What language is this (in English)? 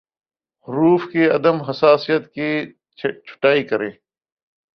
Urdu